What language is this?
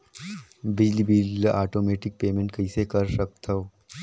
Chhattisgarhi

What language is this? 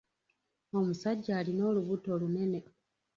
Ganda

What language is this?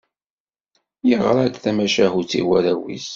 Kabyle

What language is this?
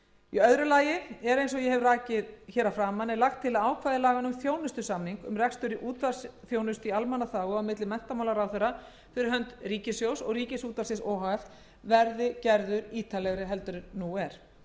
Icelandic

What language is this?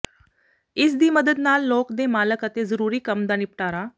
Punjabi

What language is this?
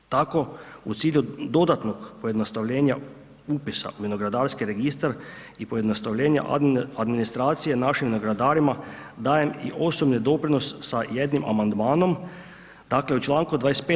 Croatian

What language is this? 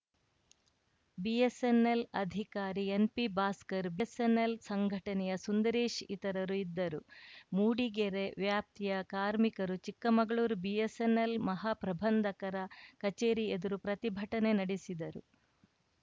Kannada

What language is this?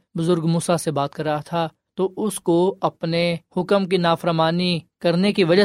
Urdu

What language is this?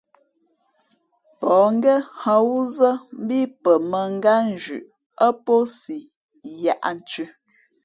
Fe'fe'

